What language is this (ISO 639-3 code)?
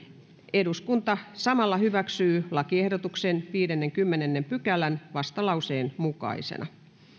fin